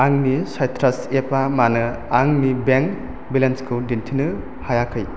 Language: Bodo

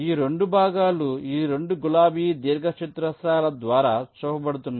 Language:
Telugu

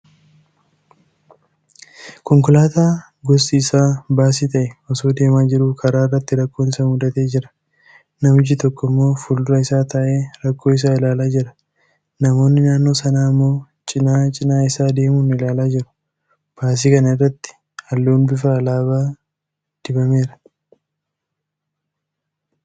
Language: Oromo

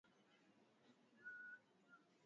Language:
Swahili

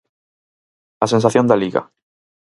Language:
Galician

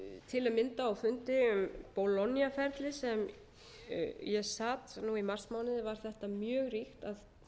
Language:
Icelandic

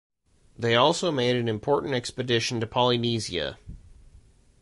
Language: English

